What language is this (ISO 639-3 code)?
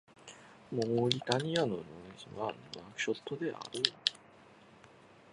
jpn